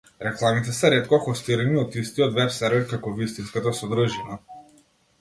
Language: Macedonian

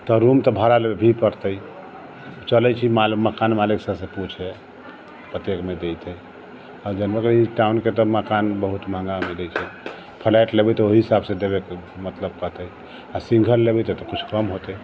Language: Maithili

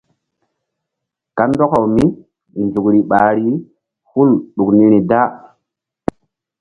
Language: Mbum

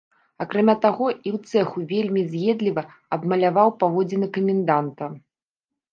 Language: Belarusian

